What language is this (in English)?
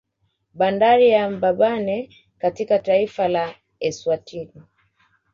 Swahili